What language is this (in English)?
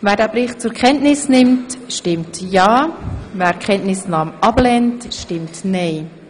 Swiss German